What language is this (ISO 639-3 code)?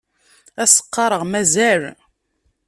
kab